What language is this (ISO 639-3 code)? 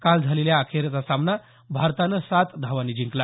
mar